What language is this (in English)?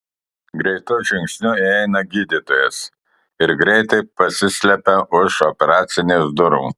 Lithuanian